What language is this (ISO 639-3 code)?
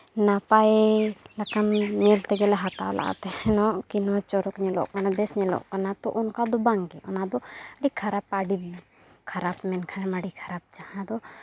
sat